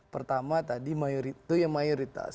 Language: Indonesian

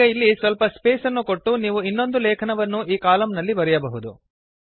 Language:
Kannada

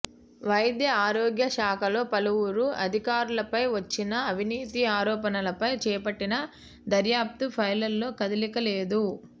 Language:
Telugu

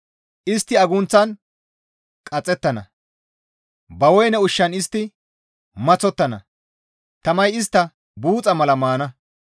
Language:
Gamo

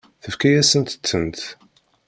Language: Kabyle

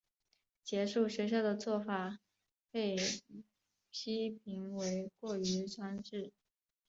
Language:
Chinese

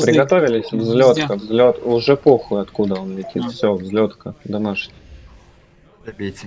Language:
Russian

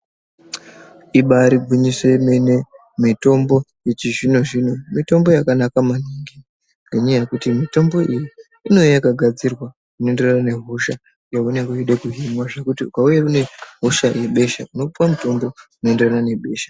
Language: Ndau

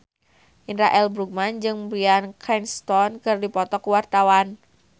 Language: Sundanese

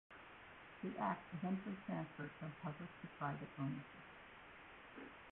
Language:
English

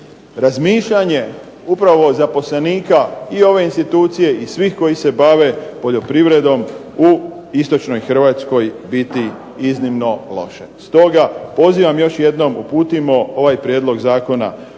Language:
Croatian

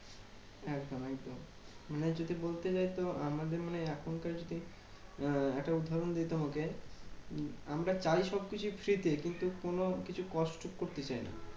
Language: Bangla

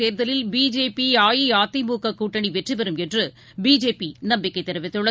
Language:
Tamil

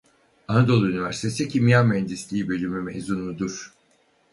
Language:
Turkish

